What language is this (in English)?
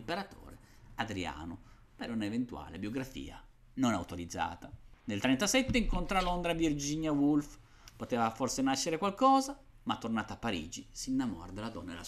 Italian